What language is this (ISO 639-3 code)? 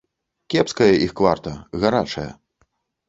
bel